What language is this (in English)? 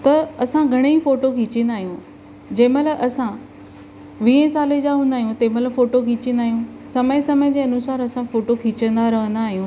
Sindhi